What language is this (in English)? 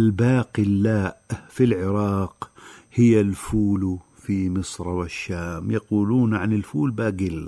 Arabic